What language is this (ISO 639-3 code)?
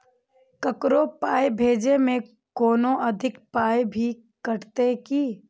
mai